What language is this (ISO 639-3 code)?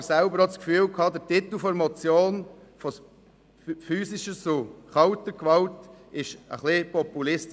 gsw